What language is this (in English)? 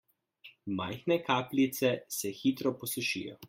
Slovenian